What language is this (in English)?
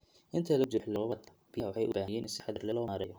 Somali